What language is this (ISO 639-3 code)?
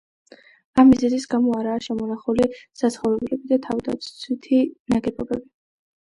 kat